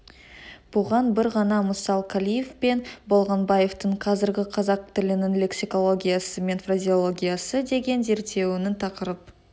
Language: Kazakh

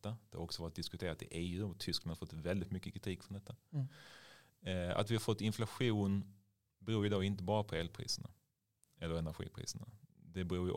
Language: Swedish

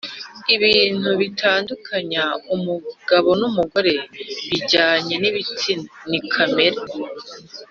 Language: Kinyarwanda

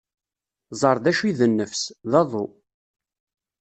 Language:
Kabyle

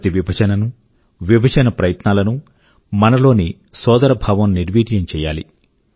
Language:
Telugu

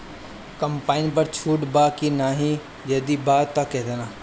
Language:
Bhojpuri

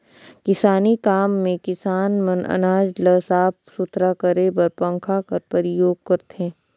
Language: Chhattisgarhi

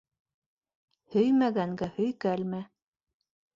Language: Bashkir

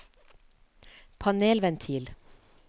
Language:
Norwegian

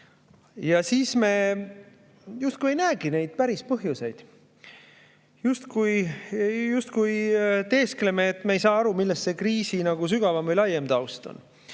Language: Estonian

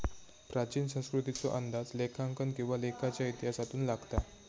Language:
Marathi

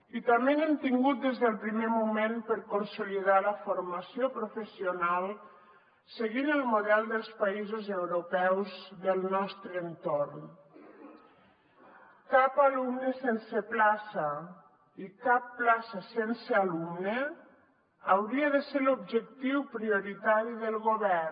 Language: Catalan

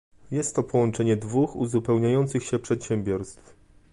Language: Polish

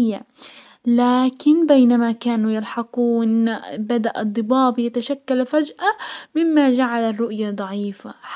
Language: Hijazi Arabic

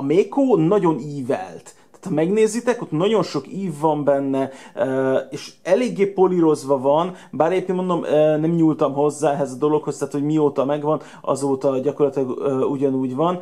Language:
Hungarian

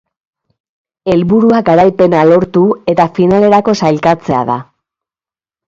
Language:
Basque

